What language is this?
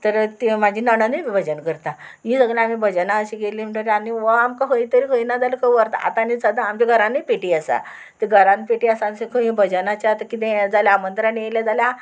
Konkani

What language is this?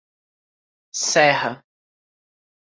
Portuguese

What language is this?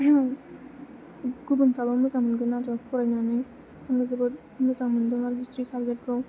Bodo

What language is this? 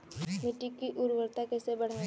Hindi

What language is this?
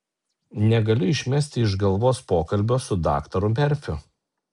Lithuanian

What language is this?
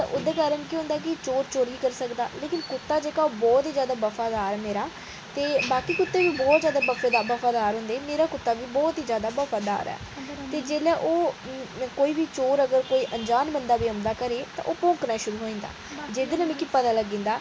Dogri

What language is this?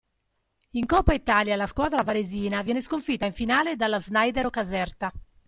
Italian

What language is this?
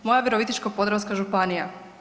Croatian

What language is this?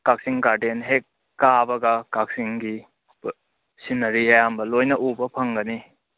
Manipuri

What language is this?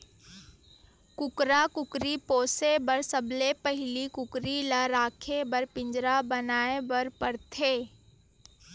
Chhattisgarhi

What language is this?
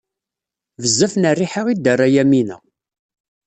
Kabyle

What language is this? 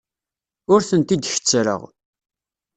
Kabyle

